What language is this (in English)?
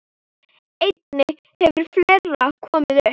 Icelandic